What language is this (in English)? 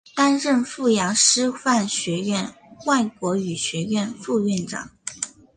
Chinese